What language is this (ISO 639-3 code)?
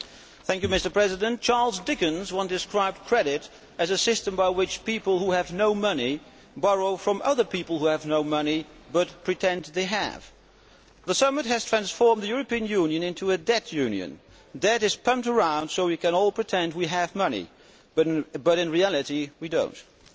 eng